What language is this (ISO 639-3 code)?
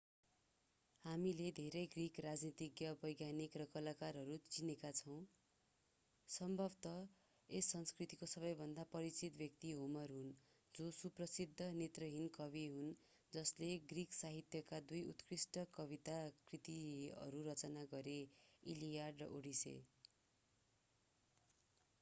nep